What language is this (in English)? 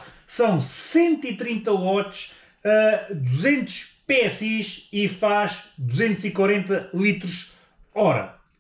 Portuguese